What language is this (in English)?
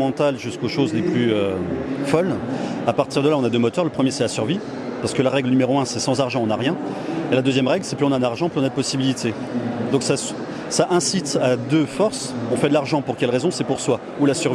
French